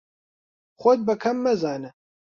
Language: Central Kurdish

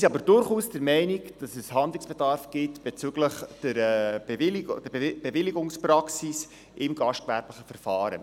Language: Swiss German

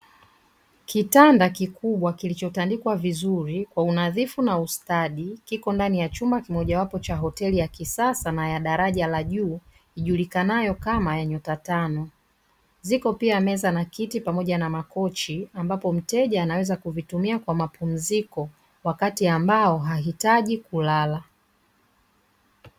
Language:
Swahili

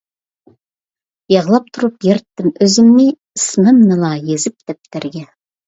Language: Uyghur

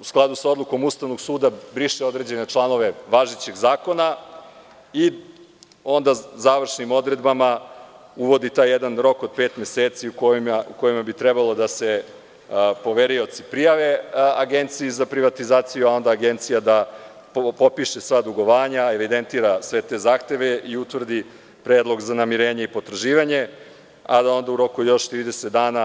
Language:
Serbian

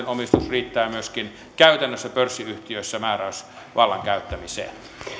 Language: Finnish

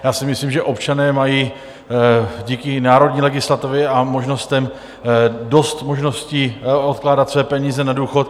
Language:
Czech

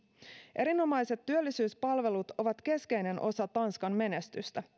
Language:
Finnish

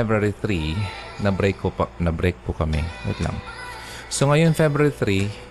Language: Filipino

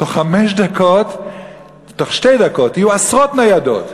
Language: Hebrew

